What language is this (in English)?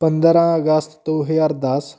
Punjabi